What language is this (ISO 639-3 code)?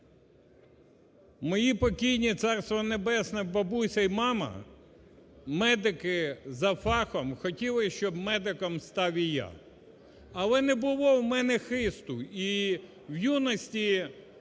ukr